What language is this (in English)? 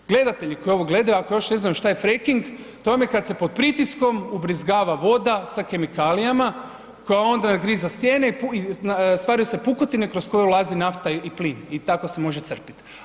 Croatian